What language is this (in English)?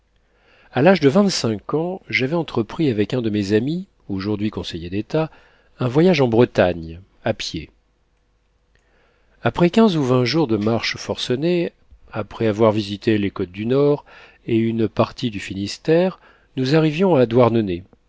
French